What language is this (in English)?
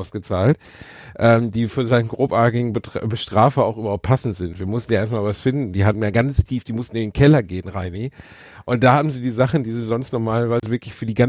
German